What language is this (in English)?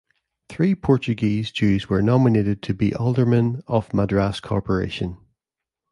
English